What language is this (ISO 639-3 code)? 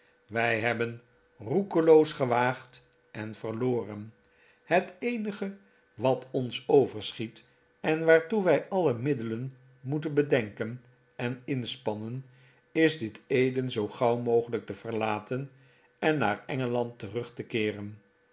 nld